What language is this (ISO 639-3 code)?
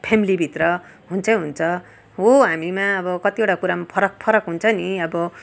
nep